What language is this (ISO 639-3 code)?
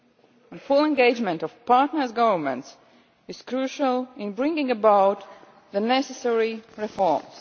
eng